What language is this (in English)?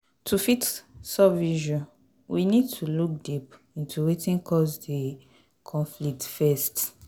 Nigerian Pidgin